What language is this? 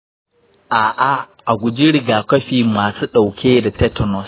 Hausa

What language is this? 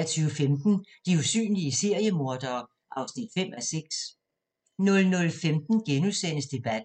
Danish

